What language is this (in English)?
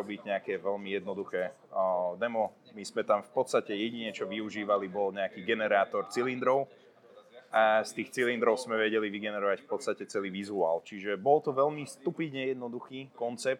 Slovak